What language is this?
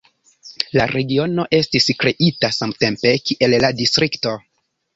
Esperanto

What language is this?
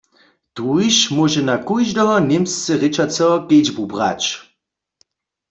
Upper Sorbian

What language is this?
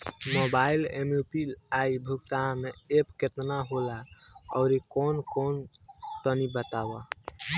Bhojpuri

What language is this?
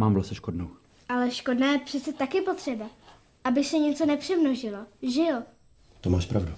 Czech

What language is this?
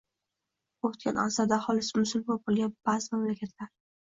Uzbek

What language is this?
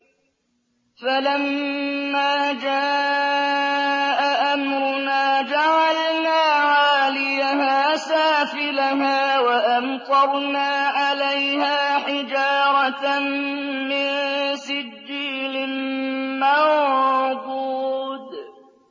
Arabic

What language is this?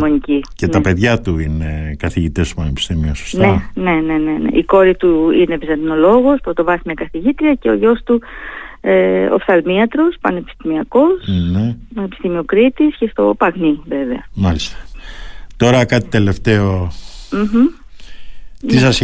Greek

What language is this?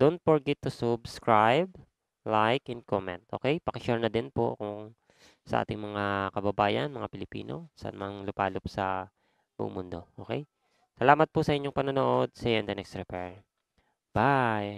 Filipino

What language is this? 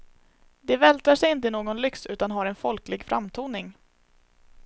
Swedish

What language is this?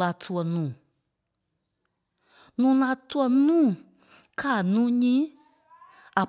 Kpelle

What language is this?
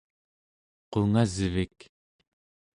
Central Yupik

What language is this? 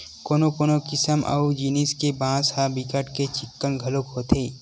Chhattisgarhi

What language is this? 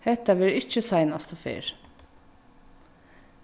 Faroese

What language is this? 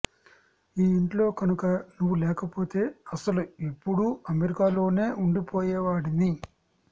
Telugu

